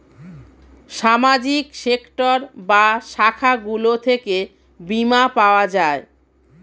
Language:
Bangla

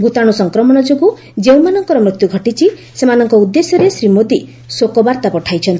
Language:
Odia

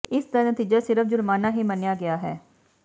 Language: Punjabi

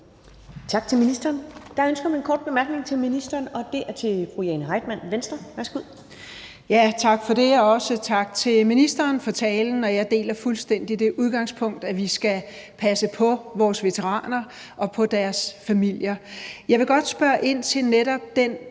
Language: Danish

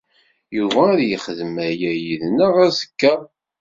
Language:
Kabyle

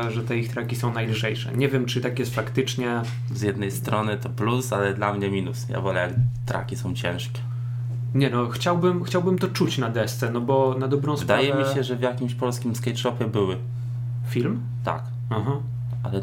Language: Polish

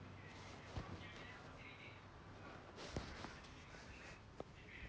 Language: Russian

